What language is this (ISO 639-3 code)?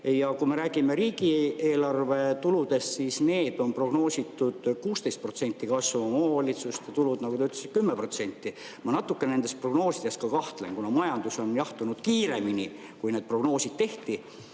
est